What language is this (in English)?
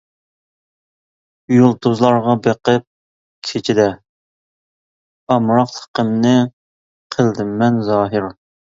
Uyghur